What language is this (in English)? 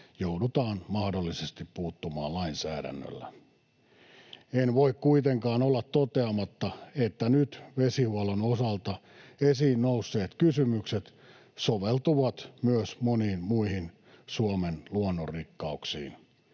Finnish